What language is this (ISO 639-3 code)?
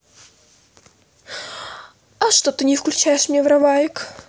rus